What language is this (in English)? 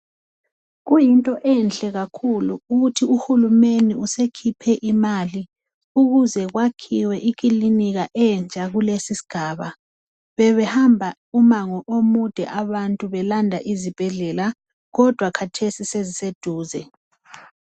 North Ndebele